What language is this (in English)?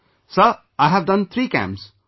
English